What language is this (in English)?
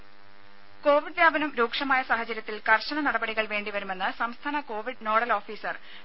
Malayalam